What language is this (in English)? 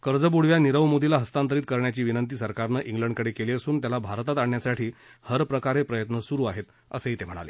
Marathi